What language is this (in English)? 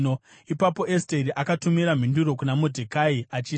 Shona